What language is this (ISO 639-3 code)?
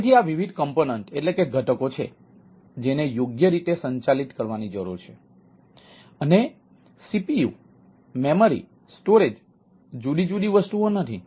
guj